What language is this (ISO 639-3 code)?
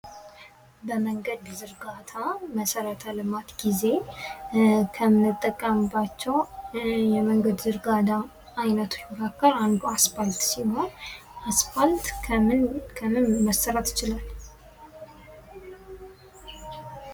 amh